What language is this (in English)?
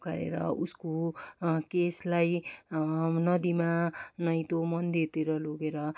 Nepali